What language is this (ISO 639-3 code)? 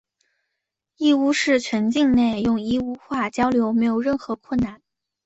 zho